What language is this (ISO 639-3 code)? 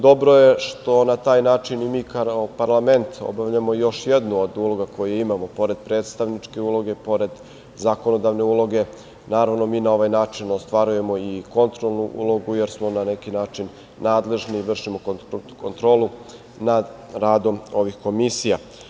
srp